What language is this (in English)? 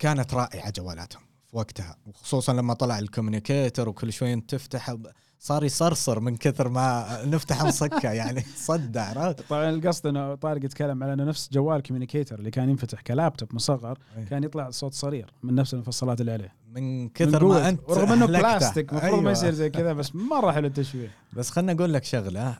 Arabic